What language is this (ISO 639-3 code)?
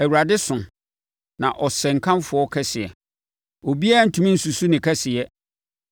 aka